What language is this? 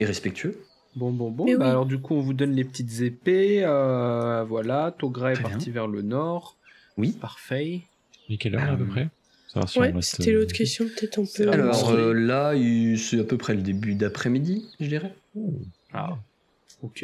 French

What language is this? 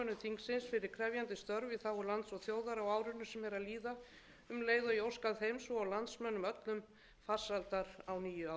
Icelandic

